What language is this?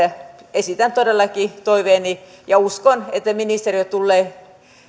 Finnish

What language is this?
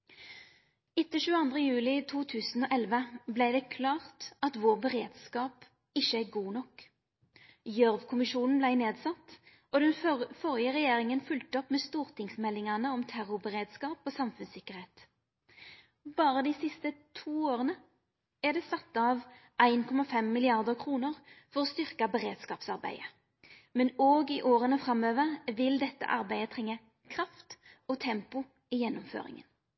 Norwegian Nynorsk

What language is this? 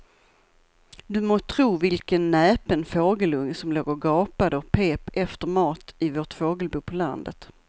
Swedish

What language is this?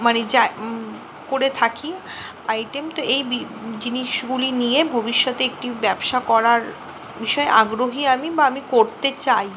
Bangla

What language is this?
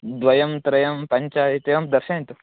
Sanskrit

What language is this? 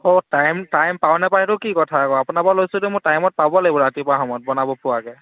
Assamese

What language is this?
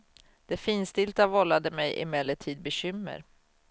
Swedish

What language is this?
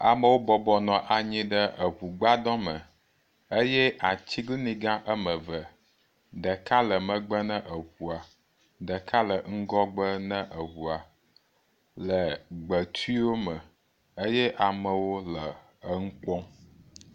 Ewe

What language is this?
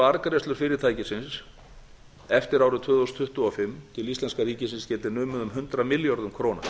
Icelandic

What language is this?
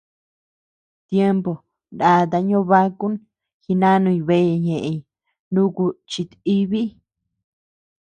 Tepeuxila Cuicatec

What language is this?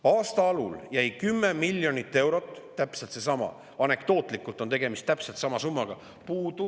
Estonian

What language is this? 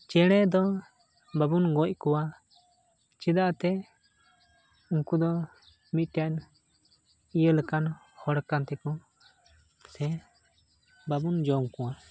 Santali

